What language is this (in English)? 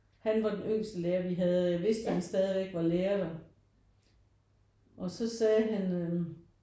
Danish